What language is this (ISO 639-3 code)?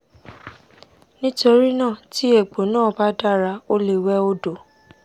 yor